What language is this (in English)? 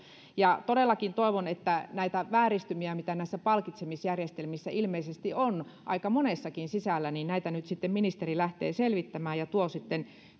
Finnish